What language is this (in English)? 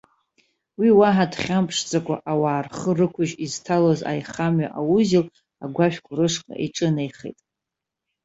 Abkhazian